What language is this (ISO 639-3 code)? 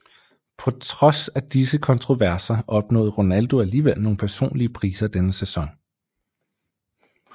dan